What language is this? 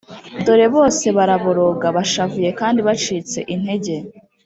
Kinyarwanda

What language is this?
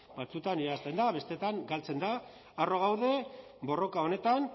Basque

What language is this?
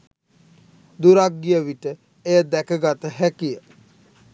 Sinhala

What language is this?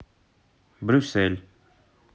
Russian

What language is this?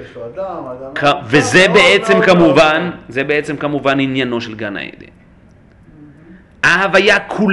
Hebrew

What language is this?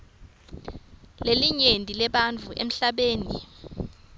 Swati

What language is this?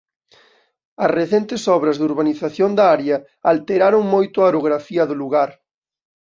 Galician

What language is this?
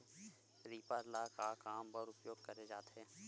Chhattisgarhi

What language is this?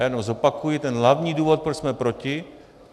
Czech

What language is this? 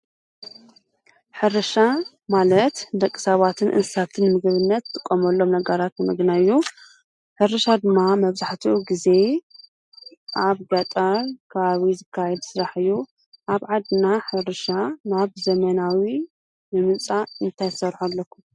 Tigrinya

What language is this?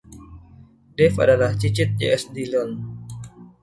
Indonesian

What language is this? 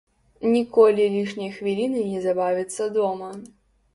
Belarusian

